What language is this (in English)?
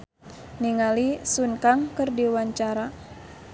Sundanese